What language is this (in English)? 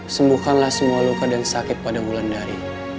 Indonesian